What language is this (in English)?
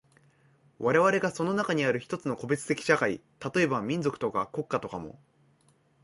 Japanese